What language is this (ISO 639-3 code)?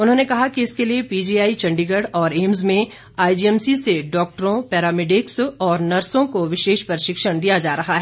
hin